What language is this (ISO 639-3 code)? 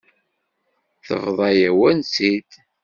kab